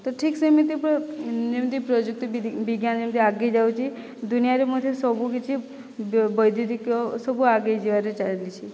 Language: Odia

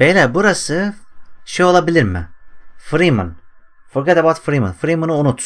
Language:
Turkish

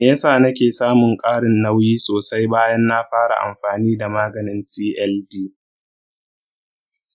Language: Hausa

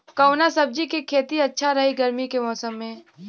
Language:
Bhojpuri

